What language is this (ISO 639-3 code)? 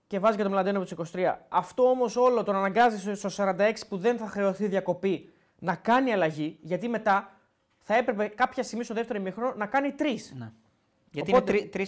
ell